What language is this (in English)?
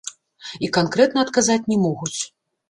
Belarusian